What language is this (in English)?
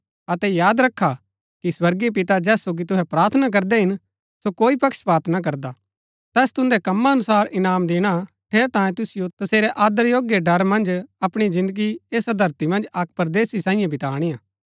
Gaddi